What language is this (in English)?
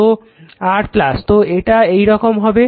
Bangla